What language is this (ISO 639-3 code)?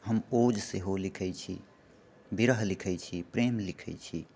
mai